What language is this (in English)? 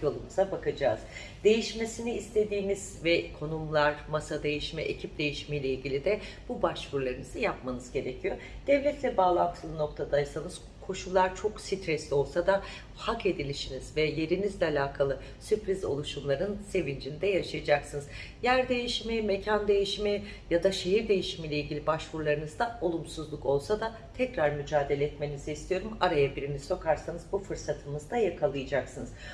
Turkish